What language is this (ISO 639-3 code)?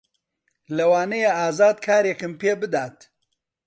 ckb